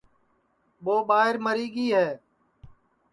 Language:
Sansi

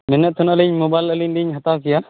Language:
Santali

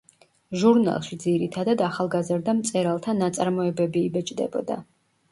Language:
Georgian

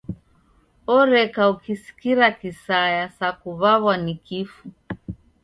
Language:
Taita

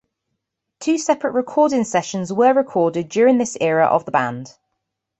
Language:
English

